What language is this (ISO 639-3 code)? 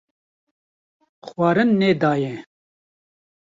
kur